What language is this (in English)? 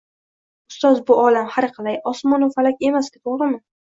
Uzbek